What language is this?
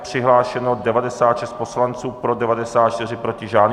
Czech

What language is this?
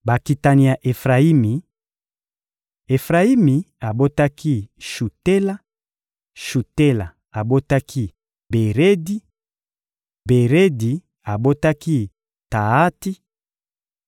Lingala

